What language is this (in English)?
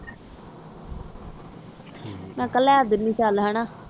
Punjabi